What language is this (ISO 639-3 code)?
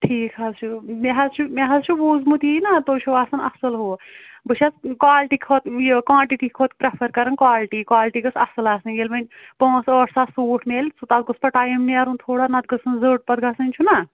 kas